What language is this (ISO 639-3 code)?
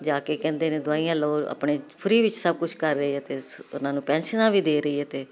pan